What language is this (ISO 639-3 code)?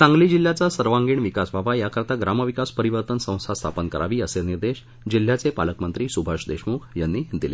mar